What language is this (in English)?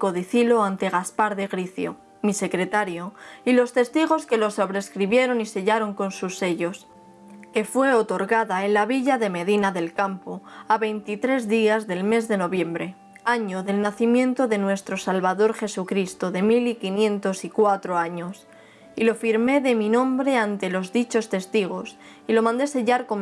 Spanish